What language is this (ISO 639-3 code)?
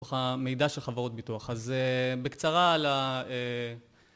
heb